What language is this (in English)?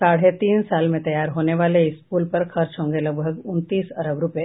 Hindi